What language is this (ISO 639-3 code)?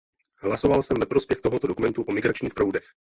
ces